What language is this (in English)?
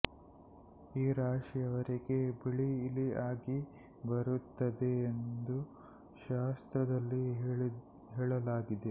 Kannada